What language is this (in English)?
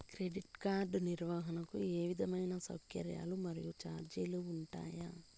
Telugu